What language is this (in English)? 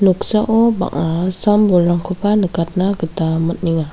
Garo